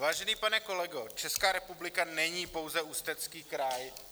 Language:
Czech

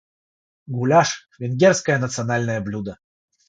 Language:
Russian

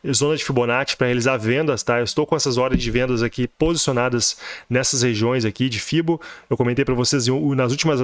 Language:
Portuguese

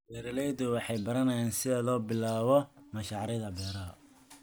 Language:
Somali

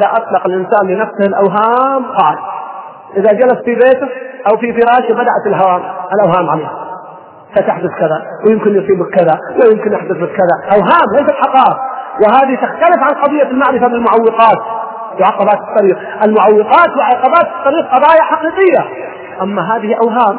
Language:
Arabic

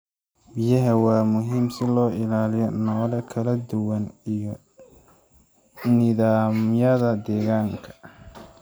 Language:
Somali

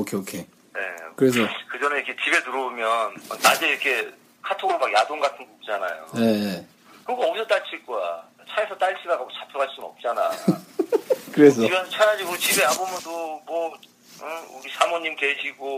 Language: Korean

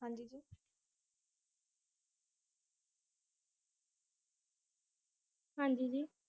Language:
Punjabi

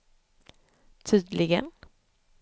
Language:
Swedish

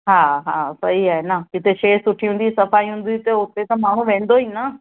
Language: Sindhi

